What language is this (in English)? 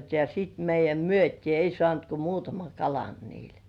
Finnish